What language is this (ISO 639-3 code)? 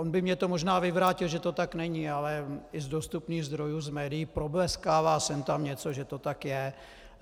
ces